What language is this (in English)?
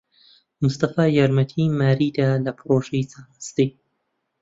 Central Kurdish